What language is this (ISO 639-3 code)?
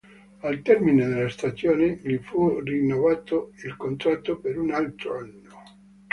ita